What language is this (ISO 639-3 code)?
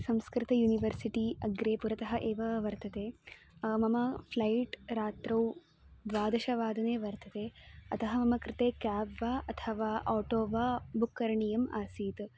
san